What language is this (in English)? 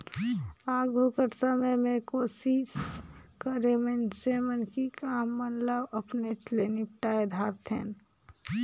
Chhattisgarhi